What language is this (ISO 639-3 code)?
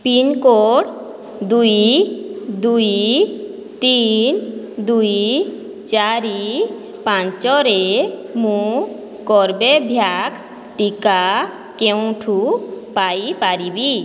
ori